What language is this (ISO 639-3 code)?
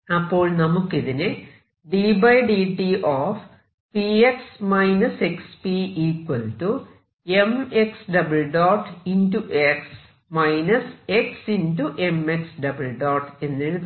mal